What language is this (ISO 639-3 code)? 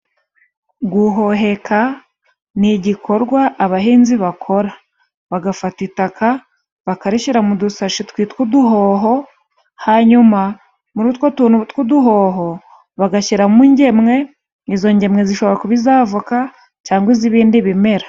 kin